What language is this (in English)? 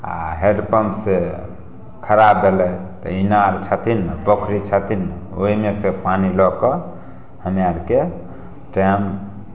Maithili